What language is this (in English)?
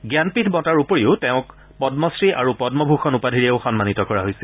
Assamese